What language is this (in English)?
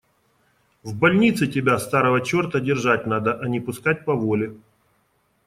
Russian